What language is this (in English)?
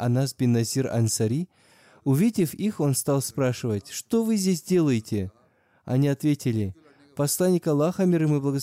Russian